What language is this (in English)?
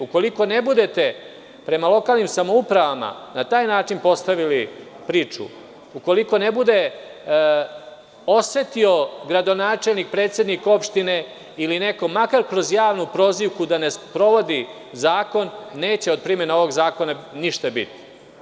Serbian